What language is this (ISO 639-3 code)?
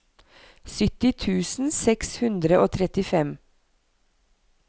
nor